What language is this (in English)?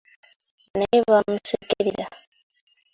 Ganda